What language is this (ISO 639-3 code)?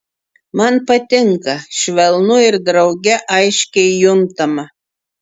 lit